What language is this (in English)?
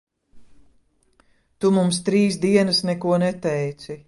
Latvian